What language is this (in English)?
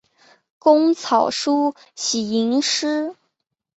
Chinese